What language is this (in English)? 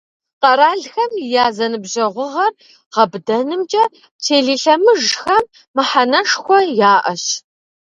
Kabardian